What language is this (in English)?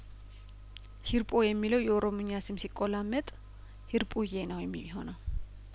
Amharic